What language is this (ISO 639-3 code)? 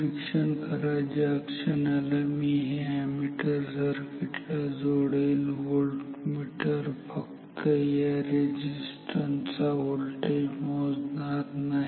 mar